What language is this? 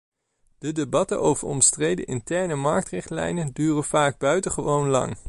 Dutch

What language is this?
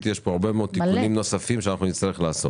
Hebrew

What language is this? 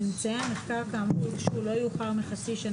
Hebrew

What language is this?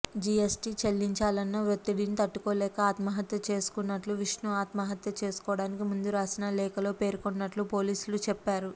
Telugu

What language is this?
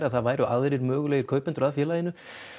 Icelandic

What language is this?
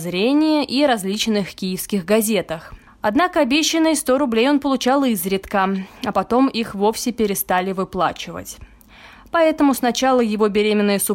Russian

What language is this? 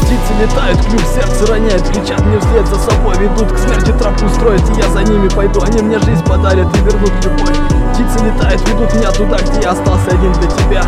Russian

